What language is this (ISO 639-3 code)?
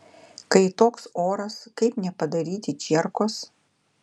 lit